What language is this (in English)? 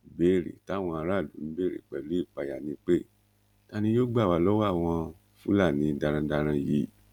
Yoruba